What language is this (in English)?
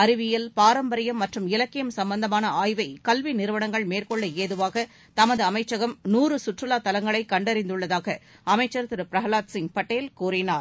Tamil